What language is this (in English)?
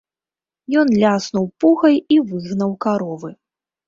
Belarusian